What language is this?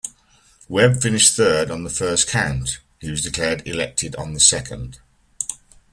English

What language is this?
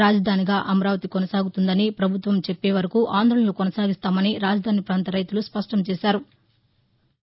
Telugu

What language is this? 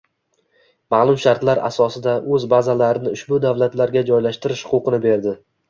Uzbek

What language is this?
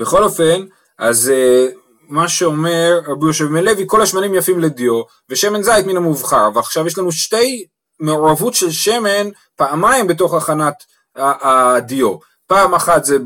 Hebrew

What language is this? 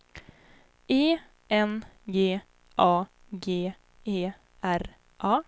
Swedish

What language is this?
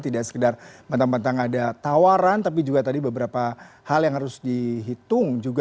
Indonesian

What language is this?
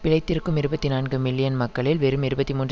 Tamil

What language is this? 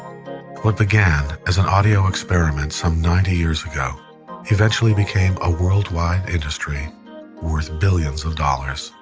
English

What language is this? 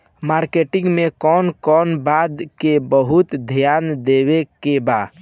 Bhojpuri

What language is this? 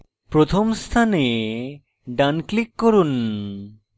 Bangla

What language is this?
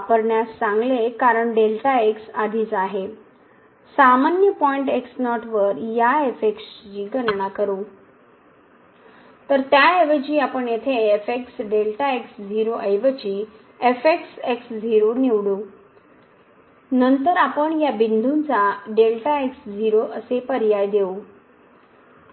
Marathi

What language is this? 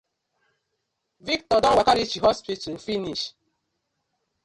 Nigerian Pidgin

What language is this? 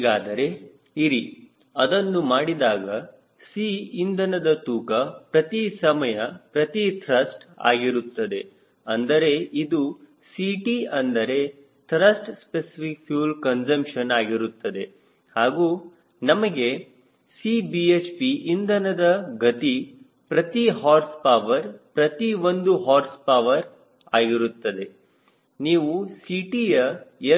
Kannada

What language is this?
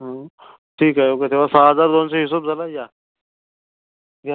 Marathi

